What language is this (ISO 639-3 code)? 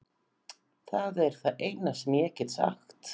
isl